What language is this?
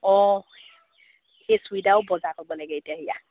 Assamese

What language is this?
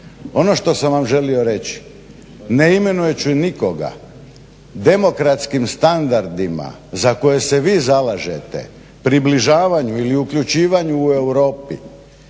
Croatian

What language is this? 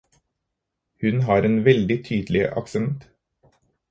Norwegian Bokmål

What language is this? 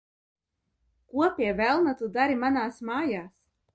Latvian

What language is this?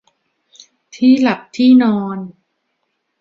Thai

